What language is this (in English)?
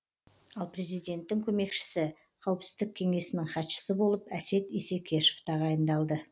Kazakh